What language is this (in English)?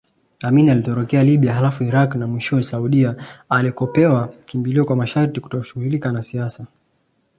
Swahili